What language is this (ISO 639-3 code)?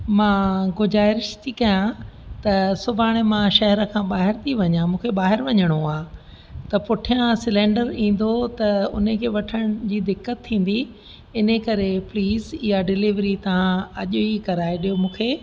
snd